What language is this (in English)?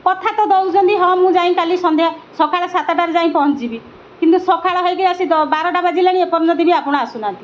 Odia